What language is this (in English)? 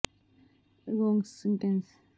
Punjabi